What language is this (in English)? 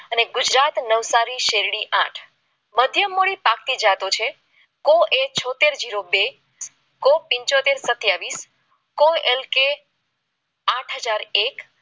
Gujarati